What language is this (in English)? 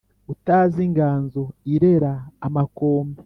Kinyarwanda